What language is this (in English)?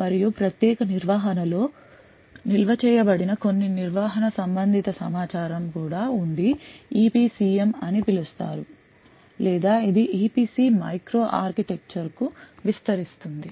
Telugu